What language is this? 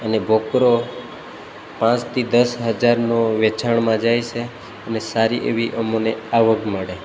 Gujarati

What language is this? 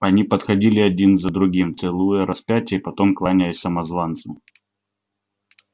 Russian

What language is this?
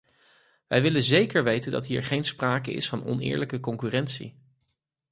Dutch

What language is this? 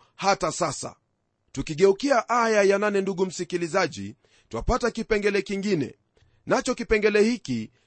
Swahili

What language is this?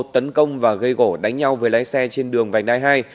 Vietnamese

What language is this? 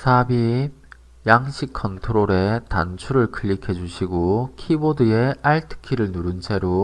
Korean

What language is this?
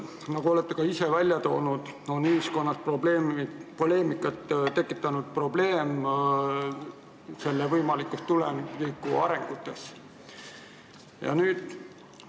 Estonian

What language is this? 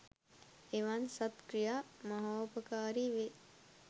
Sinhala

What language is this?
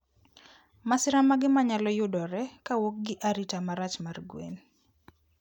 Luo (Kenya and Tanzania)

